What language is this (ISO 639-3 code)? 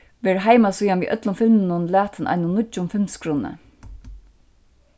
fao